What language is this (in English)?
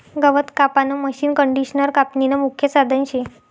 Marathi